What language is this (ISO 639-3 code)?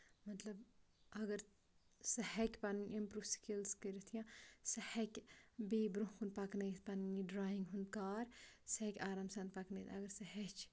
kas